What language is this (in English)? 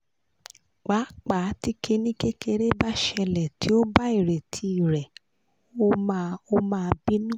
Yoruba